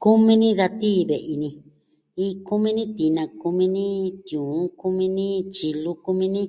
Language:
Southwestern Tlaxiaco Mixtec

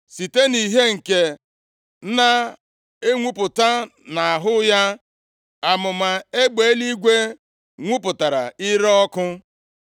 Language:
Igbo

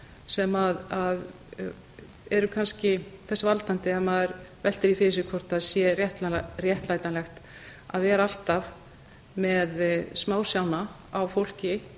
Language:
Icelandic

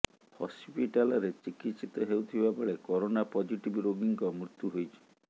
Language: Odia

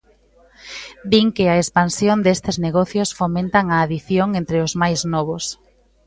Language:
Galician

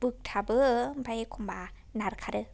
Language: Bodo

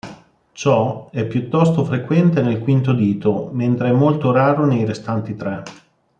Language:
Italian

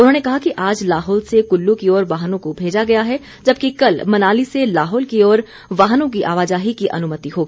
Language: Hindi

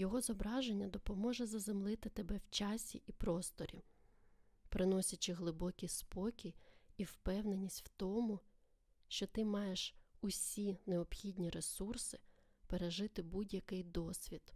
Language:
Ukrainian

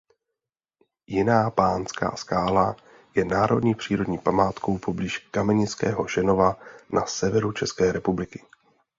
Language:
Czech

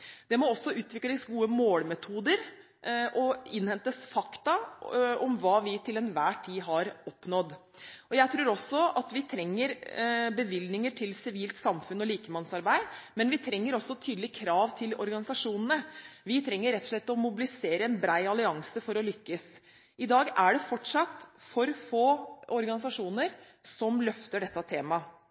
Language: Norwegian Bokmål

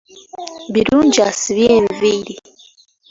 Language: Ganda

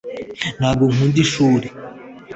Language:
Kinyarwanda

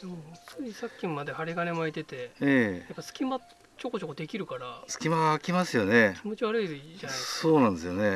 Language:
Japanese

